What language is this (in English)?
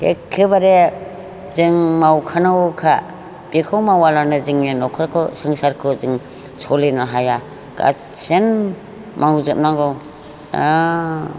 Bodo